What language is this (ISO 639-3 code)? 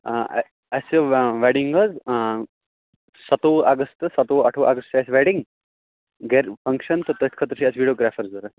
kas